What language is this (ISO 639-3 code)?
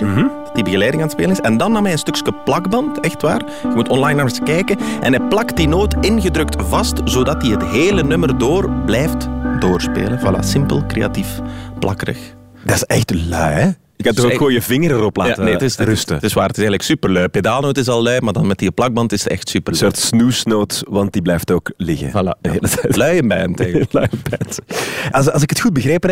nld